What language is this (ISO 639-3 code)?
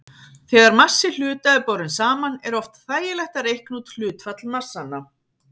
isl